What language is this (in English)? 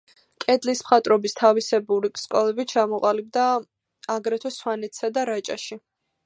Georgian